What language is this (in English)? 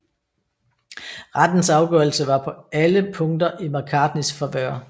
Danish